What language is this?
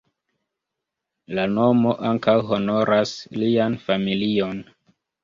Esperanto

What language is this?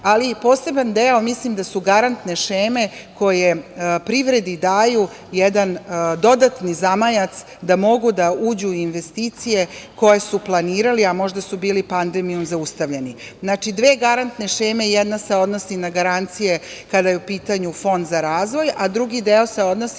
Serbian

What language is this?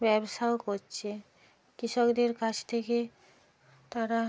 Bangla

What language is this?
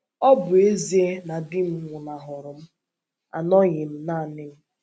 Igbo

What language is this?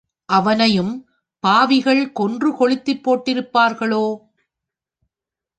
Tamil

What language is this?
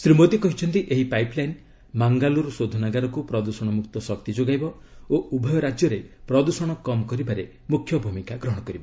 Odia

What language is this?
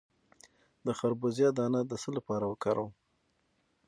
Pashto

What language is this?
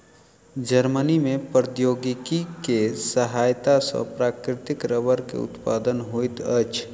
Maithili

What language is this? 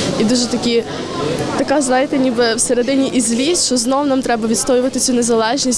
Ukrainian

